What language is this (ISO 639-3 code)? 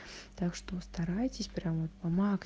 rus